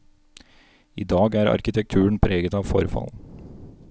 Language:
Norwegian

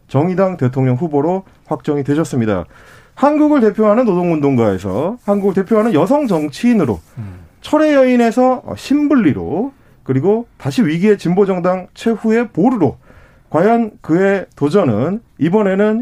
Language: Korean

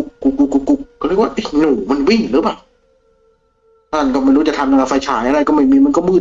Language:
Thai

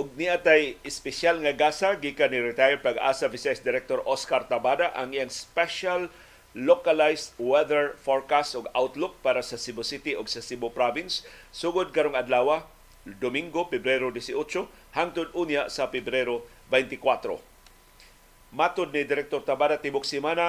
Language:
Filipino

